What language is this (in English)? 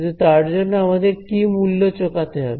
Bangla